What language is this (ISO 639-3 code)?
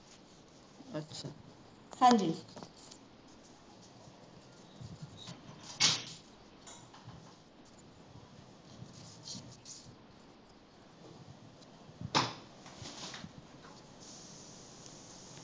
pan